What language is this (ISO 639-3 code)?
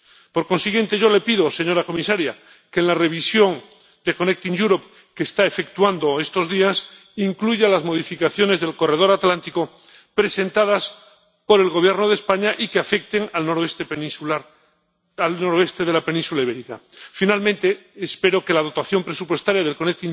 spa